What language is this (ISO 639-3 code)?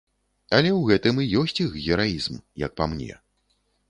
bel